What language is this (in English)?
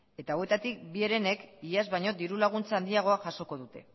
Basque